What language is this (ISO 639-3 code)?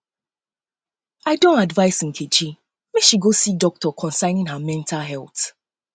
pcm